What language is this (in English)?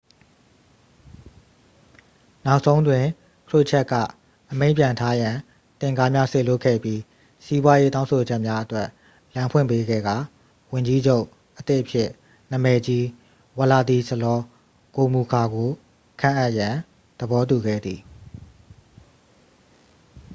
Burmese